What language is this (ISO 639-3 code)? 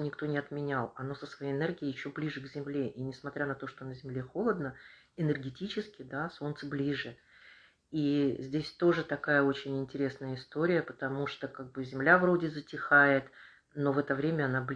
rus